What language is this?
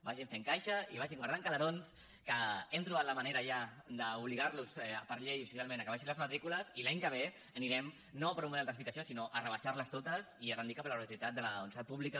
Catalan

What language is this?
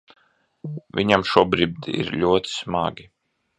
Latvian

